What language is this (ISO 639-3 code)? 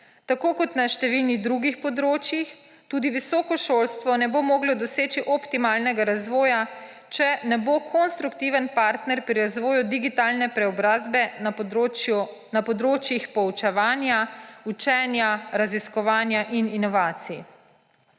slv